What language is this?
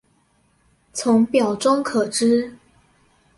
Chinese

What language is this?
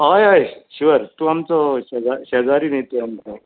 Konkani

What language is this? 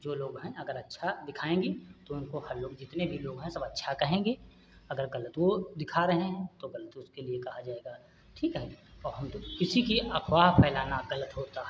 Hindi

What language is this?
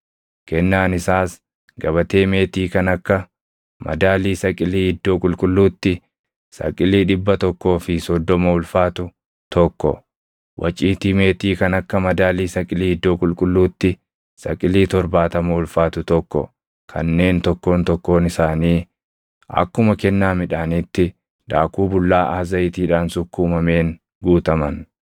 Oromo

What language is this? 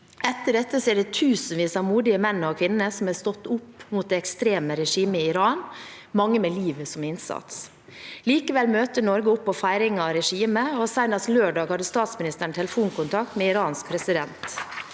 Norwegian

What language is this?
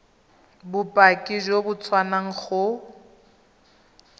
Tswana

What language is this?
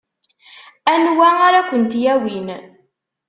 Kabyle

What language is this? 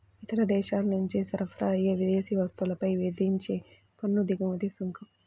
Telugu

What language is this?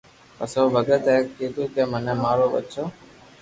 Loarki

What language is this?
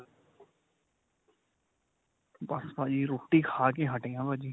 Punjabi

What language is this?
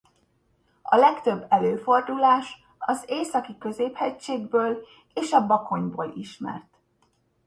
Hungarian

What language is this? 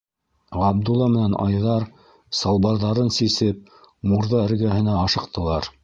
Bashkir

